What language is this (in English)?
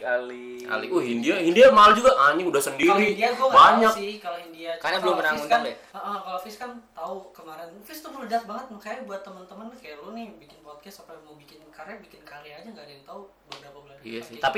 Indonesian